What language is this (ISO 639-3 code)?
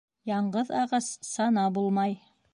bak